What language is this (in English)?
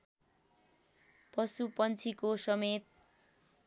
Nepali